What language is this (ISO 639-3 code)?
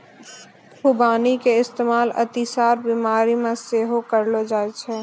mai